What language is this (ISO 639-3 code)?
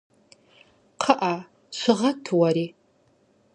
kbd